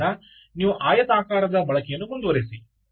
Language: Kannada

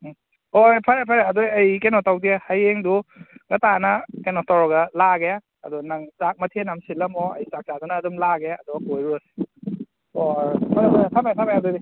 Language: Manipuri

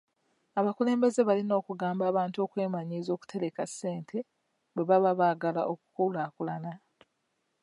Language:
Ganda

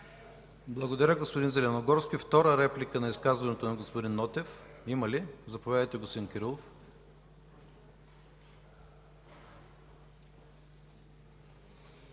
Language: Bulgarian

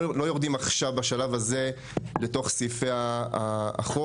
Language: Hebrew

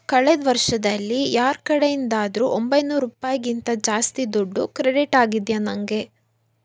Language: Kannada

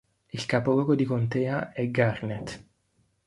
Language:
Italian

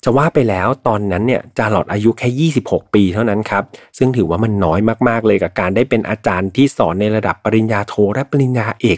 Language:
Thai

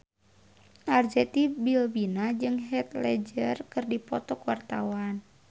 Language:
Sundanese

